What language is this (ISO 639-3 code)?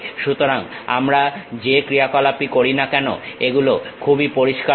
ben